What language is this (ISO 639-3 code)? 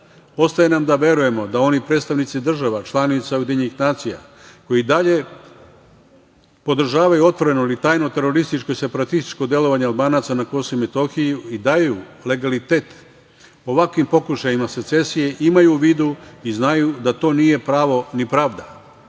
srp